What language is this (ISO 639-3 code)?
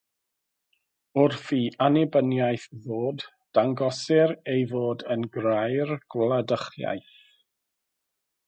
cym